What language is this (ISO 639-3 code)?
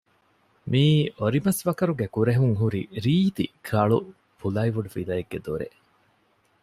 div